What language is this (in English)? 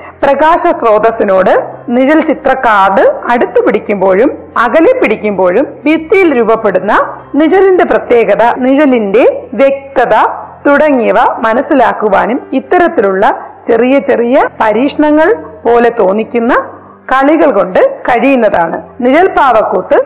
Malayalam